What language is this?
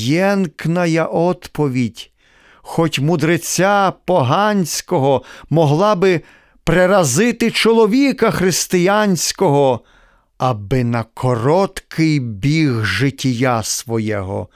Ukrainian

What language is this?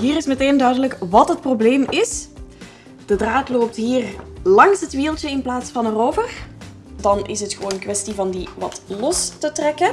Dutch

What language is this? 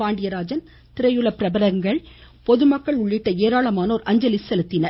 Tamil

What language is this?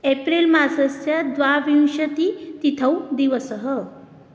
Sanskrit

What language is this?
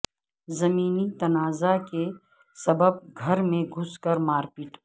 Urdu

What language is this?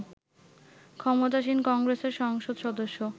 Bangla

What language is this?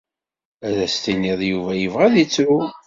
Kabyle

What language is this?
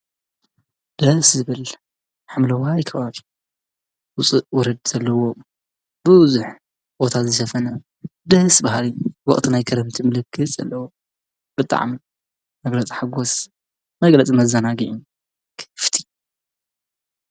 Tigrinya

